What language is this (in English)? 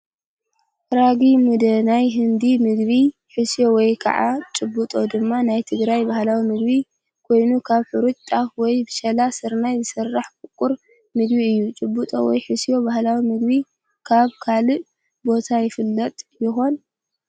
Tigrinya